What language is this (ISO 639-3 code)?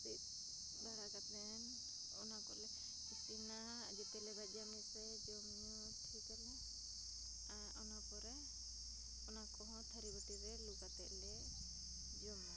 sat